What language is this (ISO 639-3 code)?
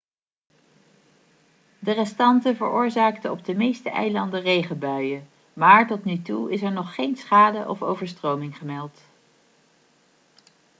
nld